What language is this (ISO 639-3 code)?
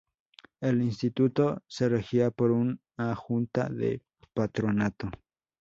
spa